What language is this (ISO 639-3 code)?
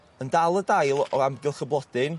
cym